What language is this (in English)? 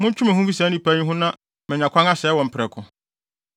Akan